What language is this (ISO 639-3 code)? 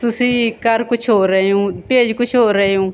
pan